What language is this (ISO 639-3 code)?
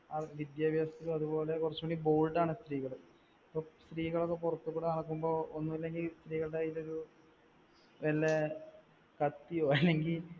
mal